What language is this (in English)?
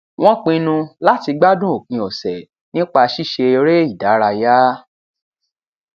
Yoruba